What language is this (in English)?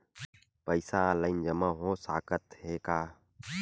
Chhattisgarhi